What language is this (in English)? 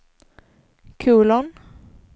Swedish